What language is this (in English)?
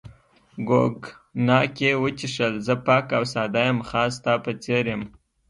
Pashto